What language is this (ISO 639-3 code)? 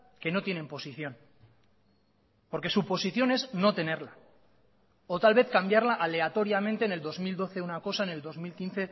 spa